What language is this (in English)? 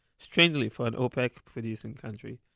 English